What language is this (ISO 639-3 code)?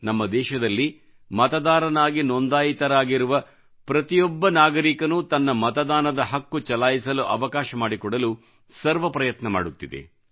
kan